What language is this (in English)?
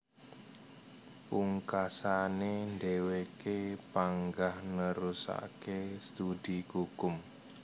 Javanese